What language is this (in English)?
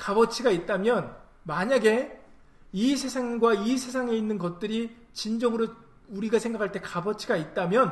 Korean